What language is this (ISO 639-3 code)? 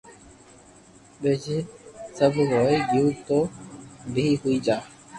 lrk